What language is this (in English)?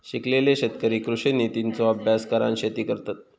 Marathi